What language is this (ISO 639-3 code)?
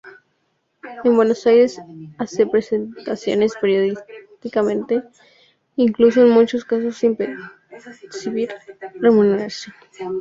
spa